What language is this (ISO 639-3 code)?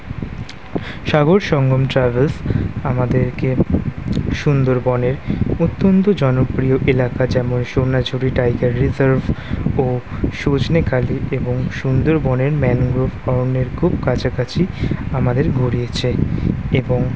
ben